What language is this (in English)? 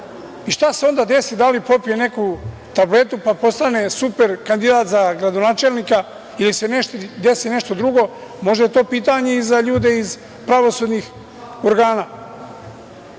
Serbian